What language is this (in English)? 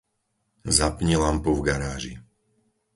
Slovak